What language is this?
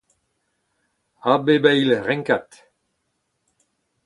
Breton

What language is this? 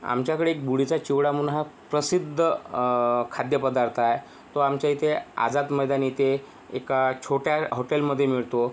Marathi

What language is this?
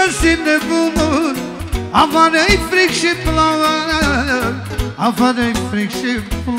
Romanian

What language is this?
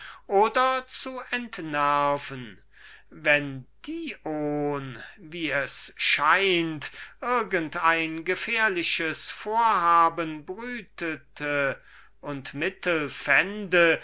German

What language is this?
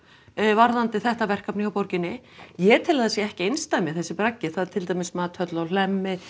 Icelandic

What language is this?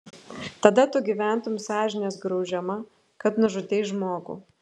Lithuanian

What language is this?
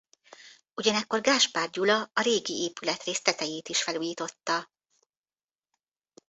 Hungarian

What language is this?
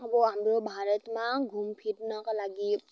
Nepali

